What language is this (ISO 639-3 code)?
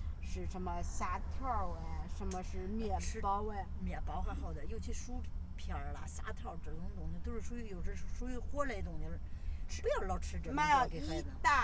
zho